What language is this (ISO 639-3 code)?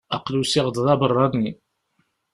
kab